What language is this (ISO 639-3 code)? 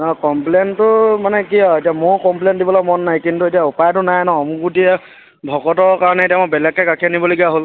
asm